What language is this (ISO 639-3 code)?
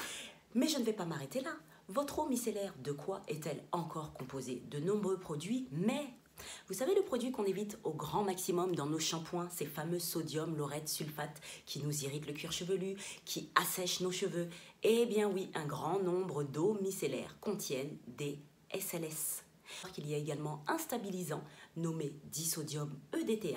fra